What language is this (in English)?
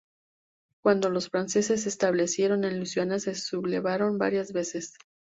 Spanish